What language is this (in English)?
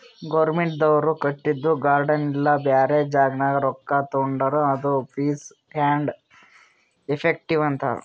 Kannada